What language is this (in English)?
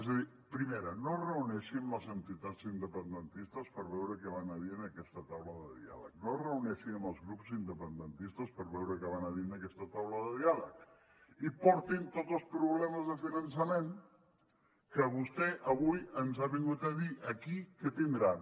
Catalan